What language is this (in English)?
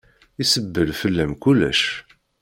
Kabyle